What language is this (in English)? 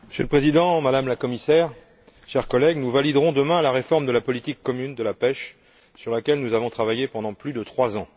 French